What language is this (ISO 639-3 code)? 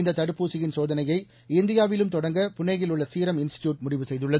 tam